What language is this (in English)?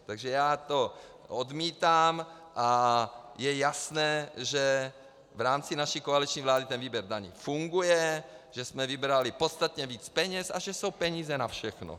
Czech